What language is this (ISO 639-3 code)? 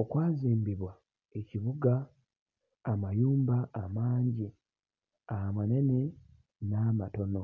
lug